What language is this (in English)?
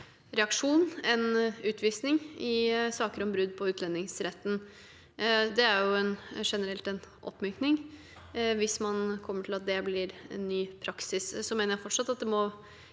Norwegian